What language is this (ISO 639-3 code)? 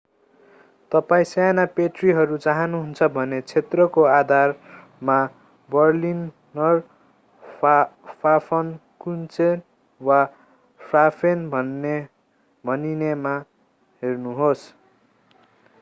nep